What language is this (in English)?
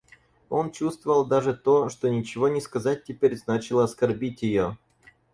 Russian